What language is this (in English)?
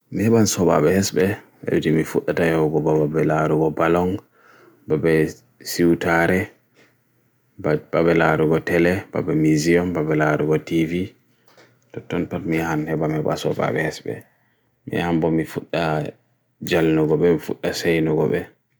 Bagirmi Fulfulde